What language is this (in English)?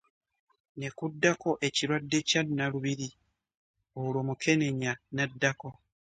Ganda